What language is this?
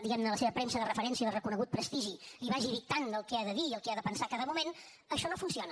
Catalan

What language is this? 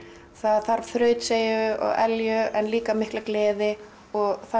Icelandic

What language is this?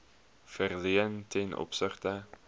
Afrikaans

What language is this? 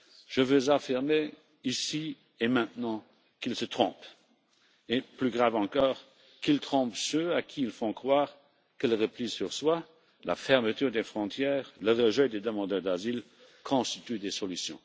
French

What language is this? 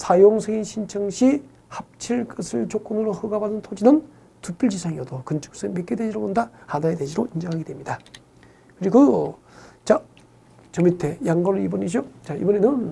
Korean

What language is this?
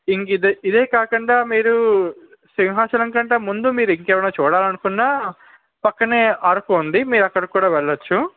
Telugu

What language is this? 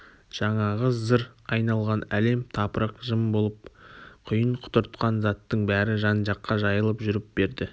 Kazakh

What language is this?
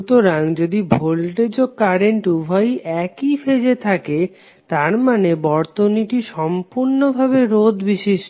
Bangla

